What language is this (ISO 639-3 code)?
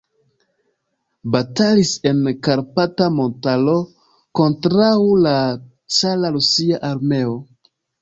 epo